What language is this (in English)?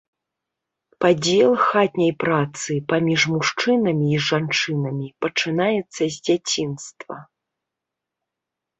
Belarusian